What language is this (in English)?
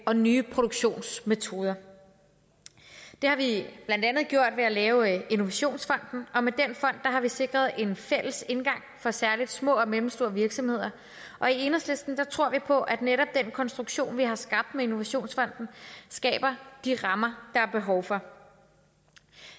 Danish